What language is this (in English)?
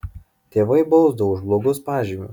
Lithuanian